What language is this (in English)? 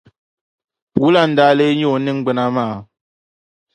Dagbani